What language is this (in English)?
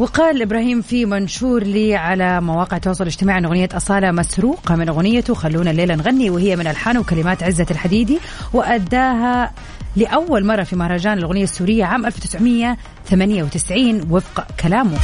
Arabic